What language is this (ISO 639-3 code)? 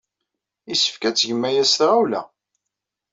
kab